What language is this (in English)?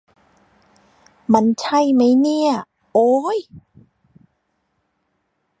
Thai